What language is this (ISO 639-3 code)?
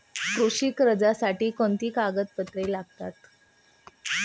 mar